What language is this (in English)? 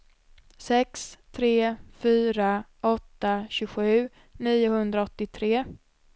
Swedish